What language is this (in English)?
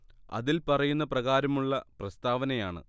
Malayalam